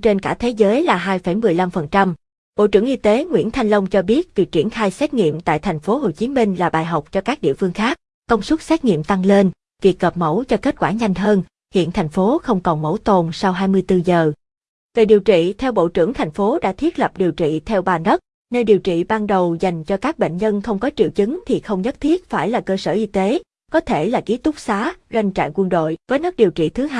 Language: Vietnamese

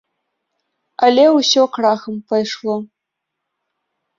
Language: Belarusian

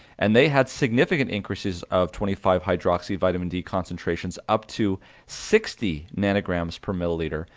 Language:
English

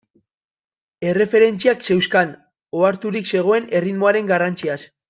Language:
Basque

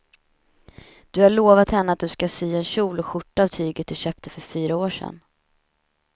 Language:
Swedish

